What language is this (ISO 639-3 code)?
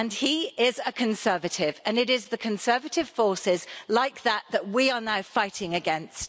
eng